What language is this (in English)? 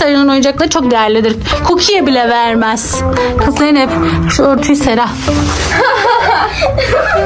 Turkish